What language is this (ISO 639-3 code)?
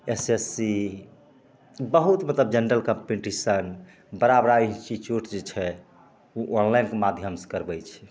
mai